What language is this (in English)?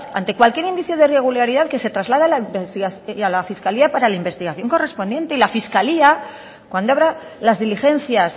Spanish